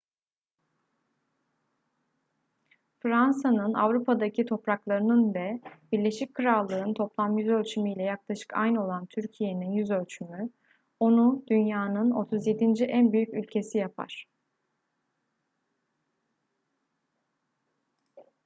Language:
Turkish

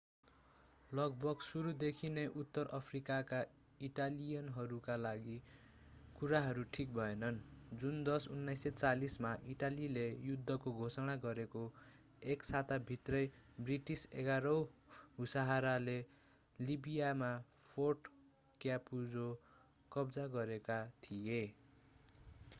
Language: Nepali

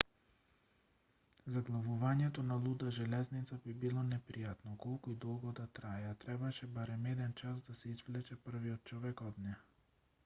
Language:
Macedonian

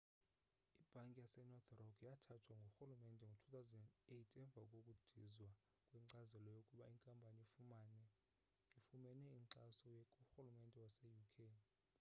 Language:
Xhosa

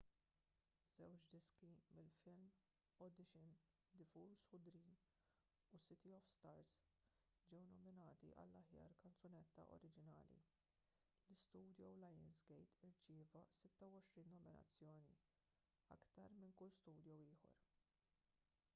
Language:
Maltese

